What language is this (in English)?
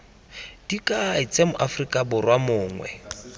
Tswana